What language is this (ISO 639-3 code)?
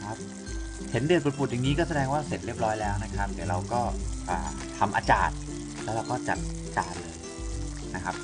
tha